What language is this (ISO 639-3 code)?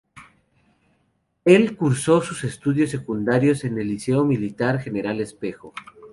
spa